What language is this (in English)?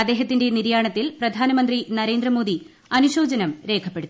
Malayalam